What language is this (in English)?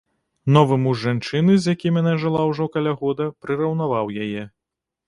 Belarusian